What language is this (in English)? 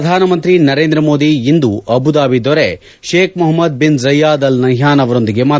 Kannada